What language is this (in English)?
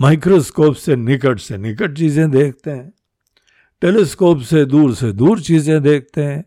Hindi